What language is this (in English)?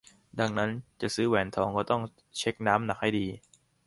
Thai